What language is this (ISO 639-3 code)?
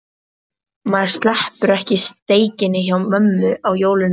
isl